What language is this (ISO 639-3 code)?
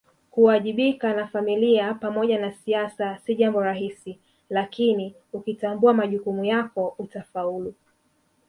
swa